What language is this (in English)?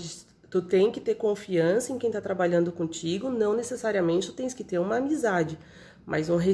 Portuguese